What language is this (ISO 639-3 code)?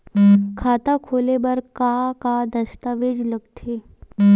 hne